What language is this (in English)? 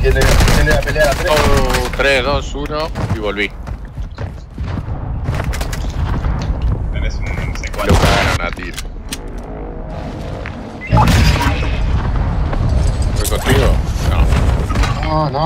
Spanish